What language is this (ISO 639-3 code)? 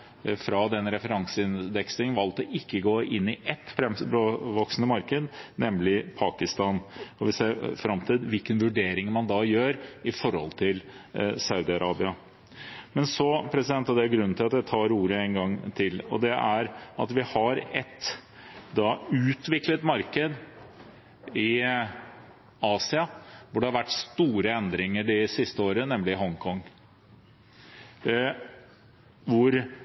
nob